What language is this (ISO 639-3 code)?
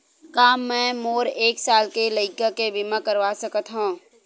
hne